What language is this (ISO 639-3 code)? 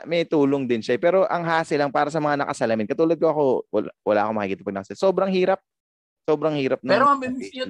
fil